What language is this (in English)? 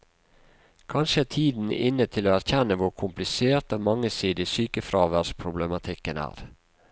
Norwegian